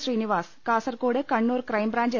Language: Malayalam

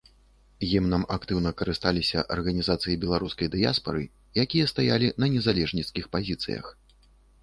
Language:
Belarusian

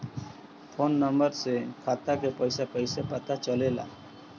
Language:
Bhojpuri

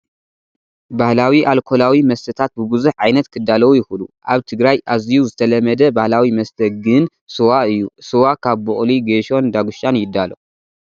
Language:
Tigrinya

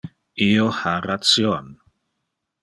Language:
Interlingua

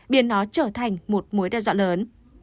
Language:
Vietnamese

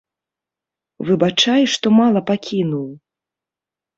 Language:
Belarusian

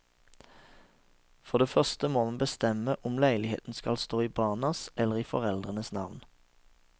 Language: Norwegian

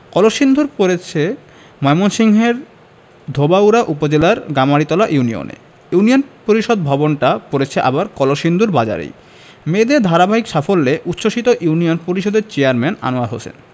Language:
Bangla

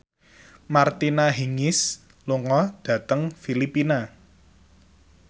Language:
Javanese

